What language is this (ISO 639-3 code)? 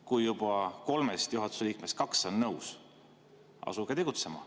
est